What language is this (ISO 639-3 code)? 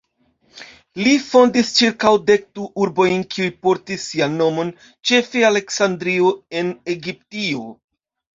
epo